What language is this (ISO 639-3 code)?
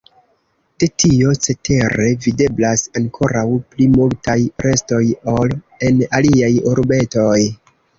epo